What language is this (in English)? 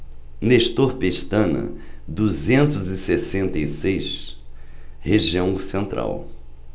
Portuguese